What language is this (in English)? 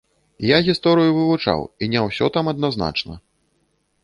Belarusian